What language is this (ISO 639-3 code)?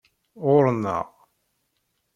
kab